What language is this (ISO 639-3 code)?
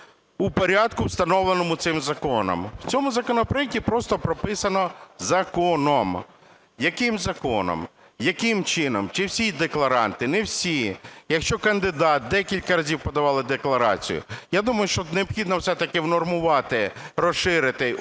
ukr